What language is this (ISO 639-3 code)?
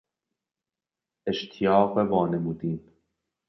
fas